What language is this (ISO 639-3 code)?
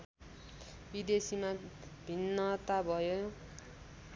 nep